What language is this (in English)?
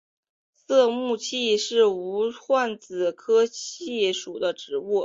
Chinese